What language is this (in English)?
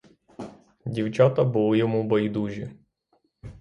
Ukrainian